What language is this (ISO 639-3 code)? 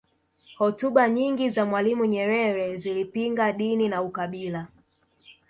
swa